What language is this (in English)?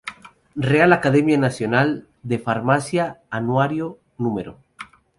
Spanish